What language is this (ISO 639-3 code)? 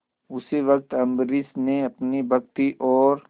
hin